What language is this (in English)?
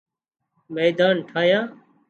Wadiyara Koli